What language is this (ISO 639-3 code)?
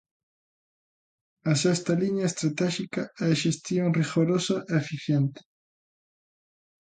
glg